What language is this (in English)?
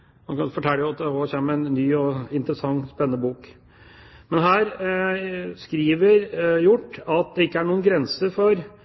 Norwegian Bokmål